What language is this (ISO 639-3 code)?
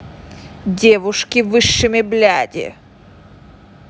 rus